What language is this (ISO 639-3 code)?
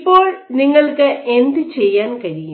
mal